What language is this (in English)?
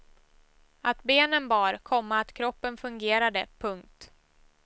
Swedish